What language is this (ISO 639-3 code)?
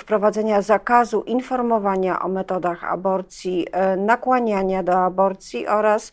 pol